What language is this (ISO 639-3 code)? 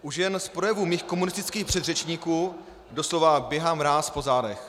ces